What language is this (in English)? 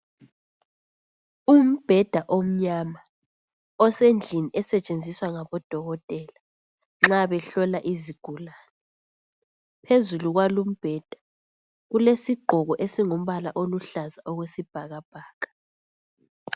North Ndebele